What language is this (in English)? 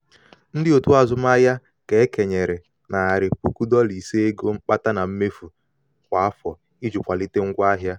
Igbo